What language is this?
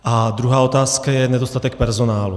Czech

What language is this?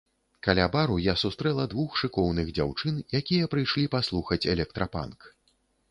Belarusian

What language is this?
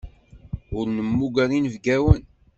Kabyle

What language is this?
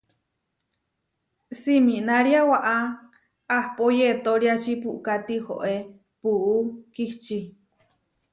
Huarijio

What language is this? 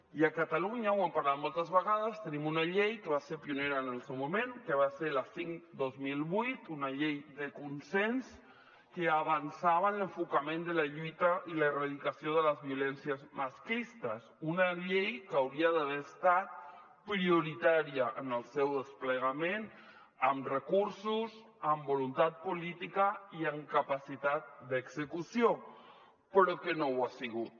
Catalan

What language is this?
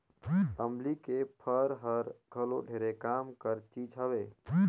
Chhattisgarhi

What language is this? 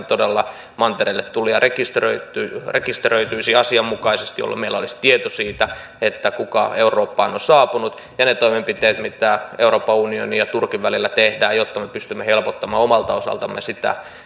Finnish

